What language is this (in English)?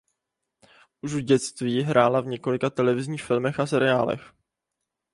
Czech